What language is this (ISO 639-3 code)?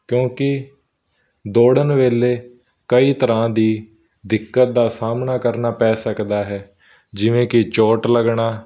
pan